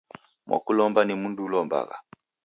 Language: Taita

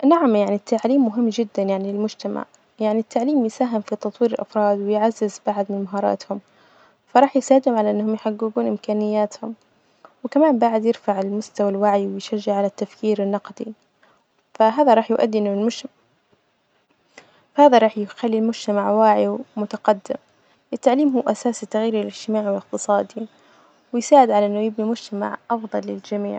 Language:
Najdi Arabic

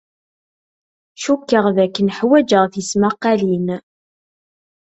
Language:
Kabyle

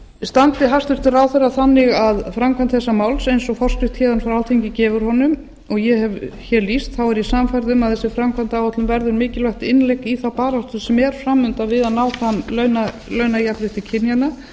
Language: Icelandic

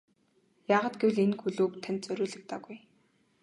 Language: Mongolian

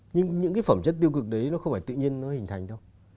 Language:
Vietnamese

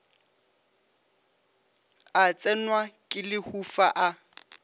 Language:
Northern Sotho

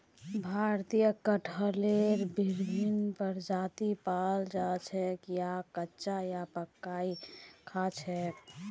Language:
Magahi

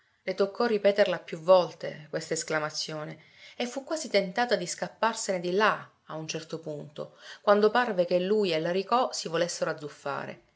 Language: Italian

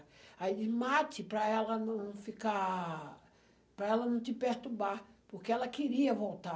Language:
Portuguese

